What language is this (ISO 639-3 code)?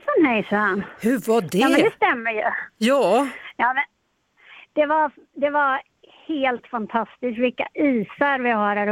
swe